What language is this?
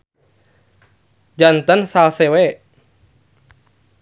Sundanese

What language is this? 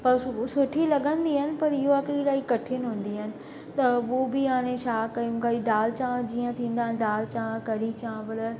Sindhi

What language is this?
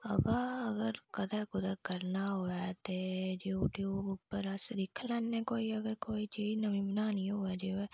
Dogri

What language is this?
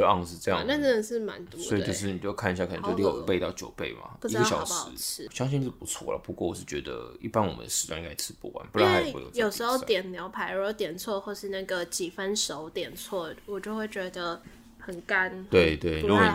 Chinese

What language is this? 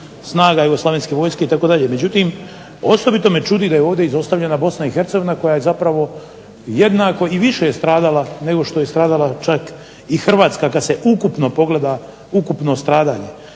Croatian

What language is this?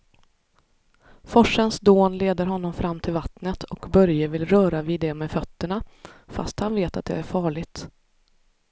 Swedish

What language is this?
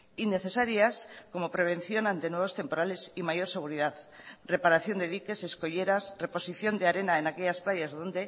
Spanish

